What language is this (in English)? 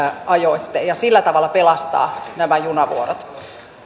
Finnish